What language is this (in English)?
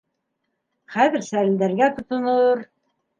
Bashkir